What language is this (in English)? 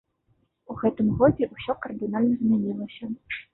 Belarusian